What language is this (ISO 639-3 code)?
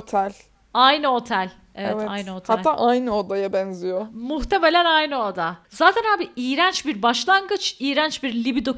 tur